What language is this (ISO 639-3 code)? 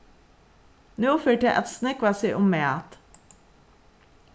fao